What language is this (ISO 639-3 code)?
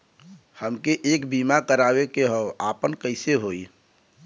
bho